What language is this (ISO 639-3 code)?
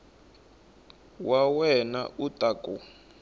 tso